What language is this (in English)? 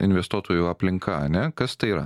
Lithuanian